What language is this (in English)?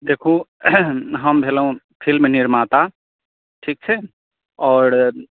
Maithili